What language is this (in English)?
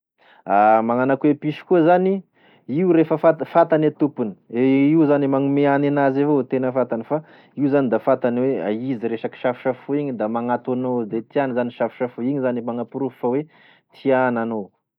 Tesaka Malagasy